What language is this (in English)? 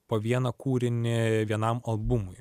Lithuanian